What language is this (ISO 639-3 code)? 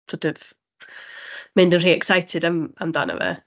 cym